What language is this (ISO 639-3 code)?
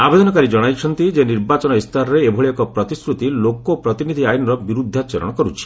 ori